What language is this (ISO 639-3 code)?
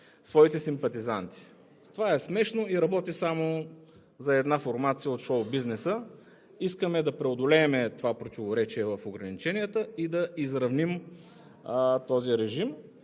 bul